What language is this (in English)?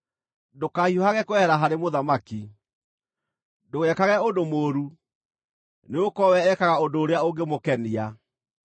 Kikuyu